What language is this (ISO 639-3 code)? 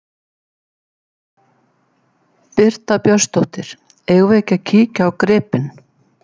isl